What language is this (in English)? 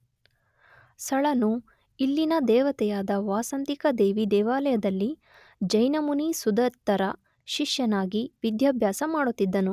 Kannada